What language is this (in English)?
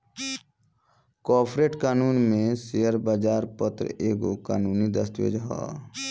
Bhojpuri